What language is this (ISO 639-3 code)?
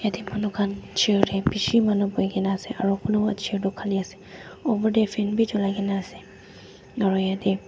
nag